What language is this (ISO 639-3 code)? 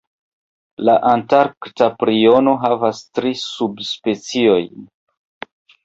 epo